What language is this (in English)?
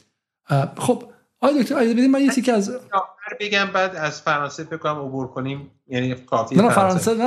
Persian